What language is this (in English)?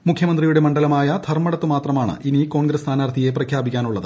Malayalam